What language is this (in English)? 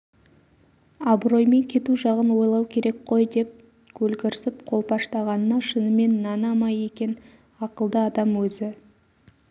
Kazakh